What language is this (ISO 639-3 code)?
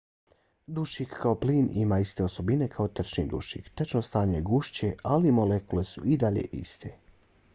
bos